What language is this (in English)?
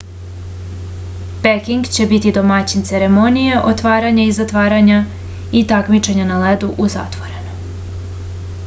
Serbian